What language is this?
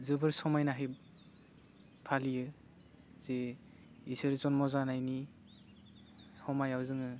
Bodo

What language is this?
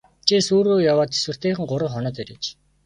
Mongolian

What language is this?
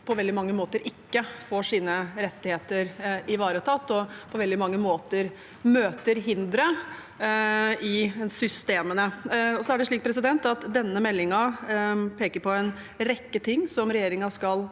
Norwegian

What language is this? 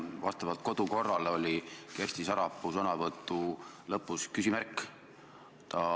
Estonian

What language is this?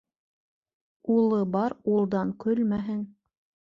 Bashkir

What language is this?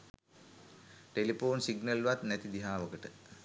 Sinhala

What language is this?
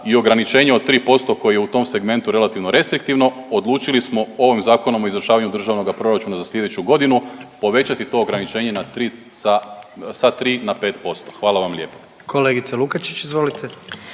Croatian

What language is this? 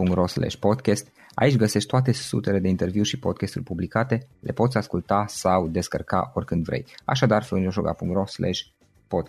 Romanian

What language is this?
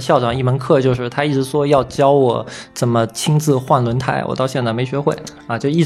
Chinese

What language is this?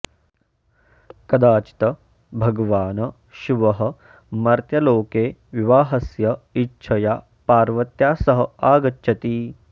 Sanskrit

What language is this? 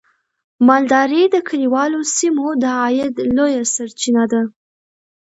Pashto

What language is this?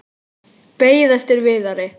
Icelandic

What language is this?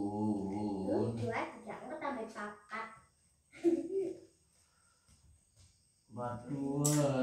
Indonesian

